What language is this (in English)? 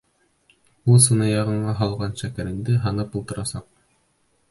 Bashkir